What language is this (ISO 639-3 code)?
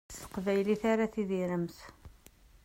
kab